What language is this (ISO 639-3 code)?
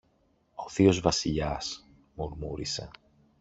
ell